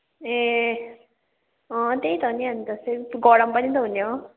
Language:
Nepali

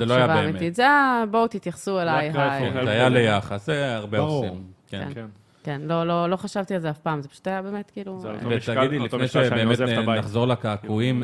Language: Hebrew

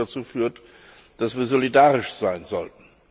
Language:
German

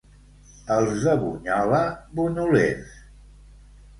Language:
Catalan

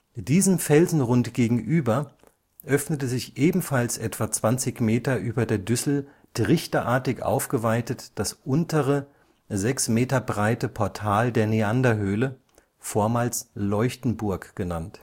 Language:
German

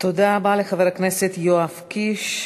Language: Hebrew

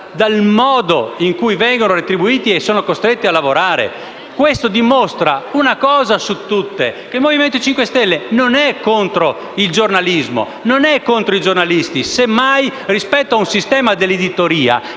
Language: Italian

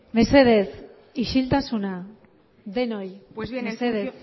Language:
Basque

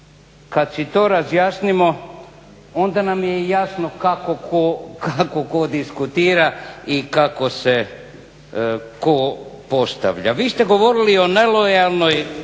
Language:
Croatian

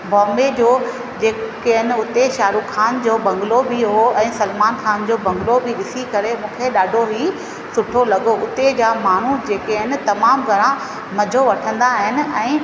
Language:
Sindhi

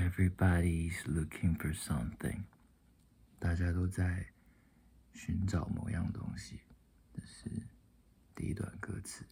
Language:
Chinese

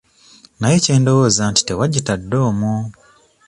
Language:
Ganda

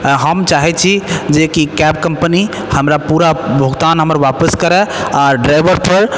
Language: Maithili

